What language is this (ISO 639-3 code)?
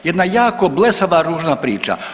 hrv